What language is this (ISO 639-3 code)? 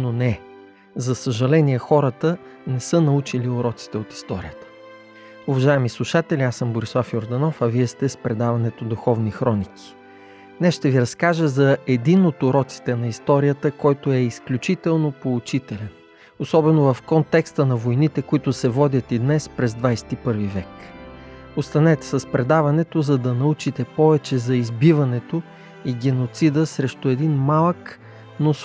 bul